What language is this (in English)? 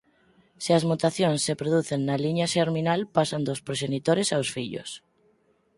Galician